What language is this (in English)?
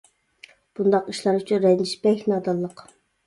Uyghur